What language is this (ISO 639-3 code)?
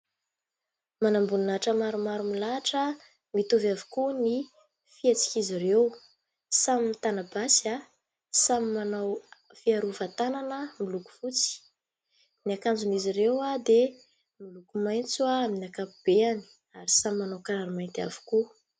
mlg